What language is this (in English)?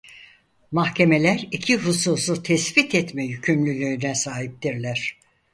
Turkish